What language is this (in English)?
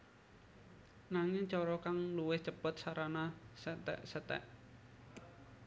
Javanese